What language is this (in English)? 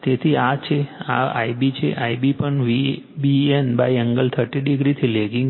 Gujarati